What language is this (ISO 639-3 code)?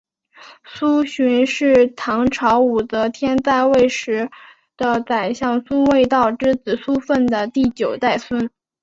zho